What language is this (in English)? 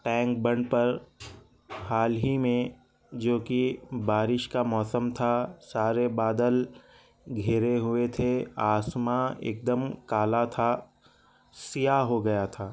Urdu